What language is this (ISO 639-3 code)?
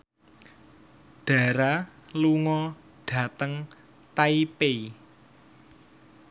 jav